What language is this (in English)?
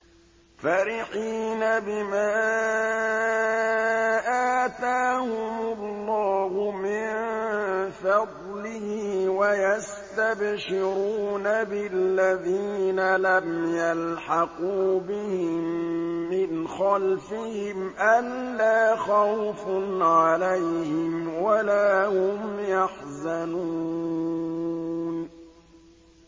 Arabic